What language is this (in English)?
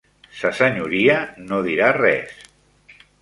Catalan